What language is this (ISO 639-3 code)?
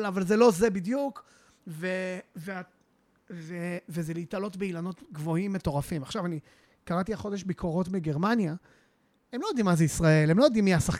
heb